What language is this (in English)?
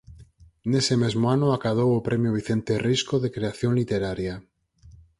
Galician